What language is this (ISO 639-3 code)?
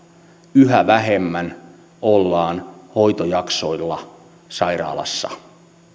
fin